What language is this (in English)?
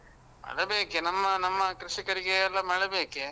Kannada